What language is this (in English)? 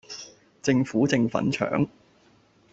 Cantonese